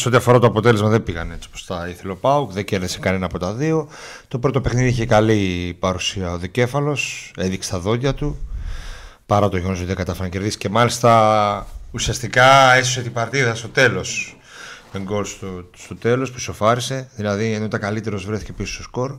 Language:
Greek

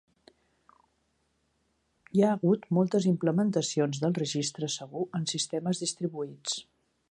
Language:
Catalan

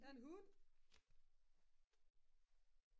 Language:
Danish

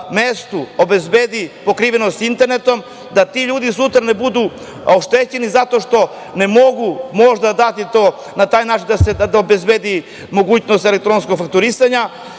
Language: Serbian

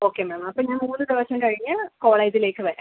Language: Malayalam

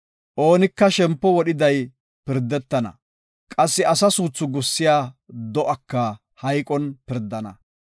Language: Gofa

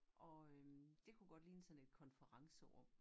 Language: Danish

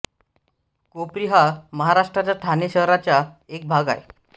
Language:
Marathi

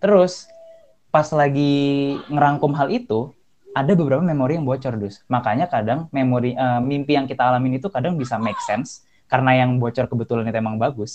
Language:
Indonesian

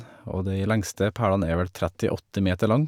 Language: Norwegian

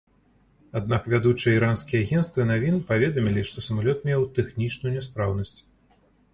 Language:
Belarusian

